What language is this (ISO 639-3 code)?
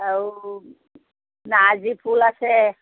asm